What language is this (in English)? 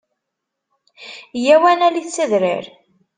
Kabyle